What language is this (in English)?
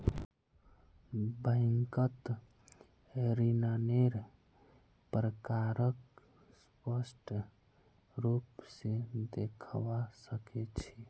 Magahi